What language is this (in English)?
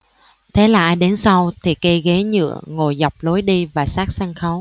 Vietnamese